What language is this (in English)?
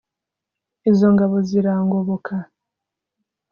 Kinyarwanda